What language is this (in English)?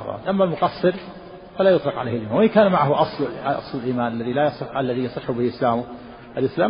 Arabic